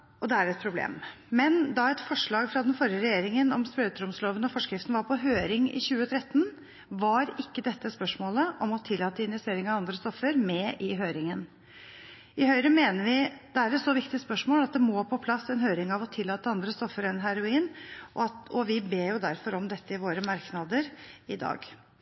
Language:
Norwegian Bokmål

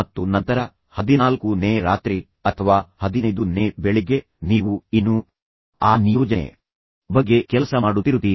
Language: Kannada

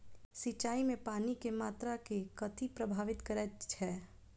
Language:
Maithili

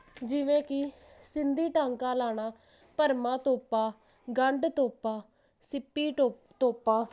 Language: Punjabi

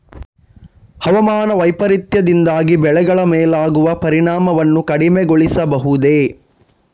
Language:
Kannada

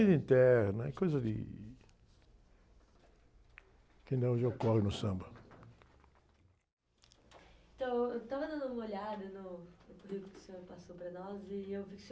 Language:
Portuguese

